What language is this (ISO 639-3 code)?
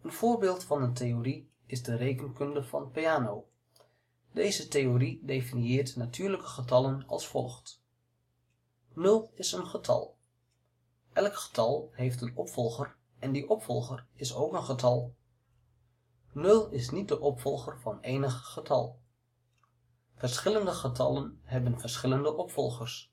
nld